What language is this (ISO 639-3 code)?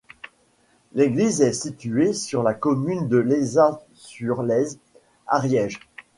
fra